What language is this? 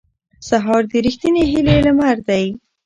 Pashto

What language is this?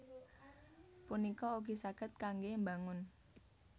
Javanese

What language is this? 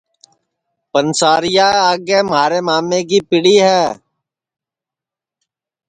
Sansi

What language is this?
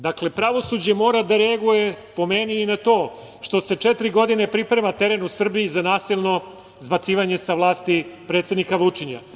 Serbian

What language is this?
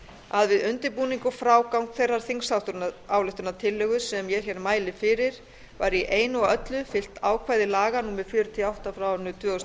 Icelandic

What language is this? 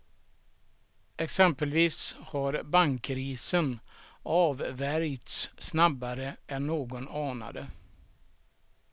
Swedish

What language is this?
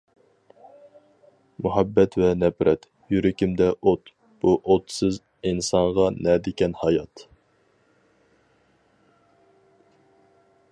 Uyghur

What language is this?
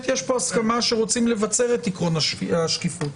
Hebrew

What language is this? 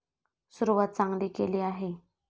Marathi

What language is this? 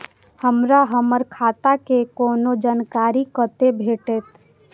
Maithili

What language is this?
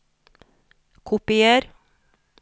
Norwegian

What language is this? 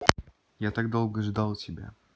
Russian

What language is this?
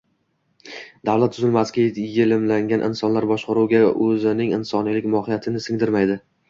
Uzbek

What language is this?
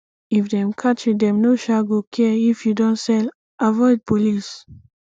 Nigerian Pidgin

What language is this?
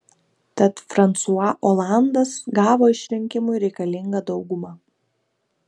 Lithuanian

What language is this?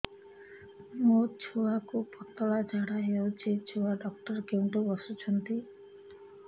Odia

